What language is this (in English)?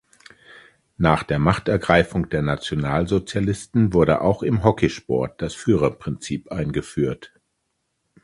German